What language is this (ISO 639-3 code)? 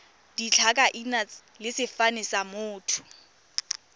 tsn